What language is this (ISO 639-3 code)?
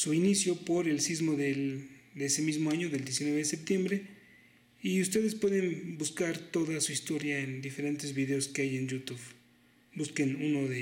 spa